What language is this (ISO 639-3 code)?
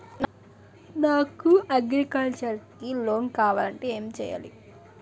tel